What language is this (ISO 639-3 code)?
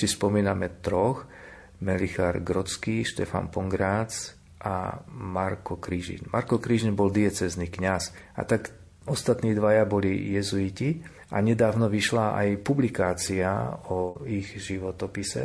slk